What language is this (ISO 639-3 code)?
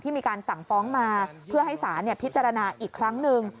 tha